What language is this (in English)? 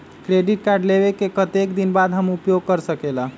Magahi